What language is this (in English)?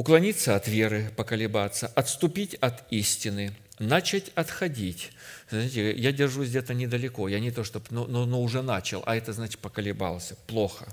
Russian